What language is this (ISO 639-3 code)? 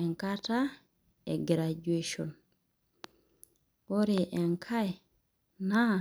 mas